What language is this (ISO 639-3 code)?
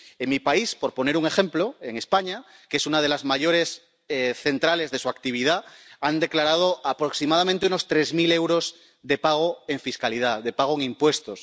spa